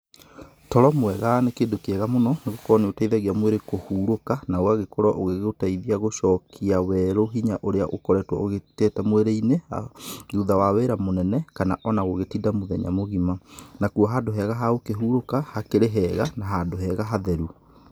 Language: Kikuyu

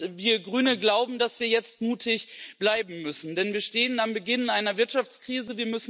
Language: German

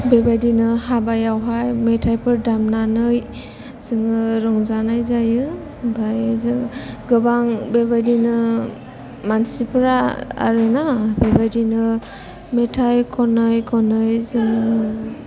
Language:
Bodo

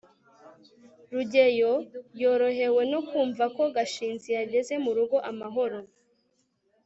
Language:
Kinyarwanda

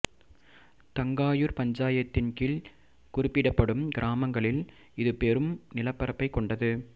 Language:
Tamil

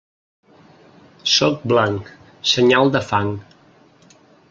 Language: Catalan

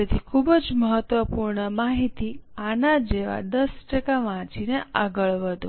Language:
Gujarati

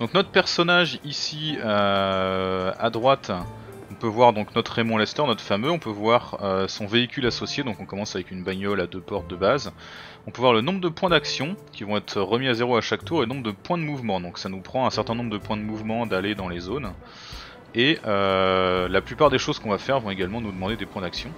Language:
French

